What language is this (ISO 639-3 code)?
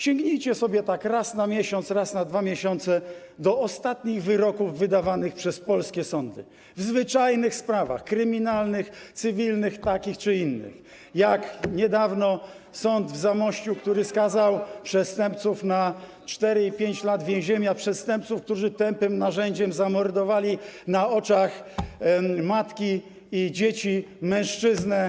pol